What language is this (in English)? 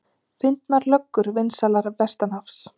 Icelandic